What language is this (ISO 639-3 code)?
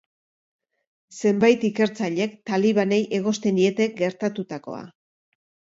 eus